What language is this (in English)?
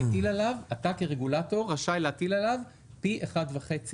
Hebrew